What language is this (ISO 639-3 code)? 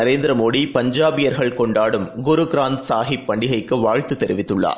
tam